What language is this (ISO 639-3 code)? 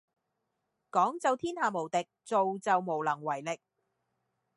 yue